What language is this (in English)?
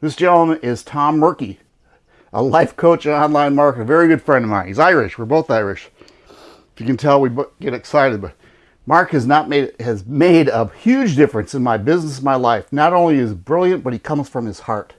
English